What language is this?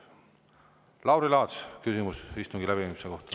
Estonian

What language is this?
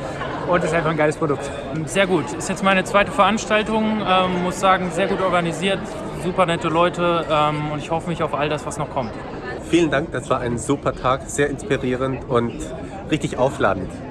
German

